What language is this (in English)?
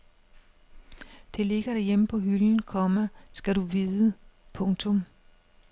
Danish